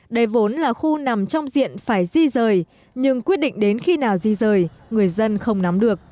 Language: Vietnamese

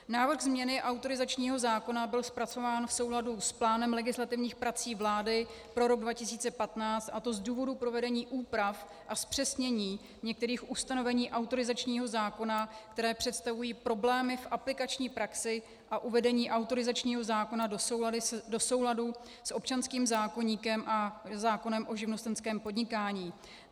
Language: Czech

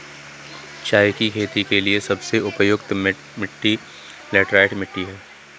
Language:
Hindi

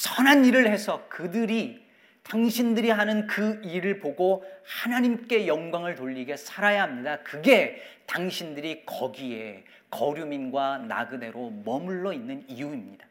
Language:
Korean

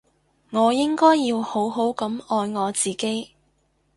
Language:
Cantonese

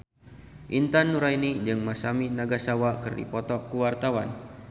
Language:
Sundanese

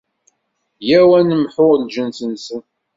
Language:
Kabyle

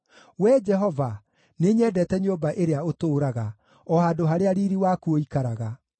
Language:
Kikuyu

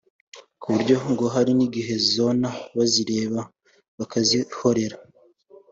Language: Kinyarwanda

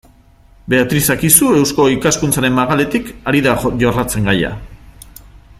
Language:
Basque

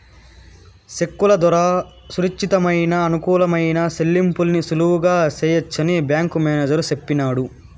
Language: Telugu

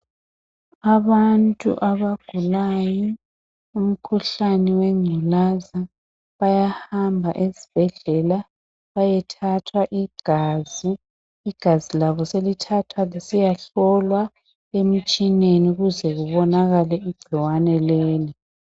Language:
North Ndebele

